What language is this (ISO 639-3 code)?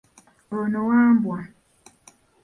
lug